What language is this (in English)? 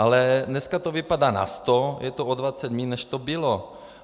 Czech